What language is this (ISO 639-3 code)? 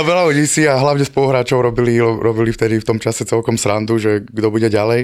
slk